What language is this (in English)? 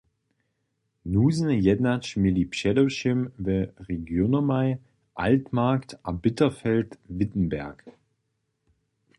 Upper Sorbian